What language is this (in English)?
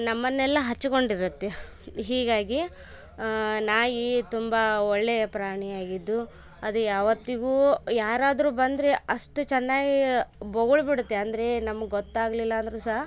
Kannada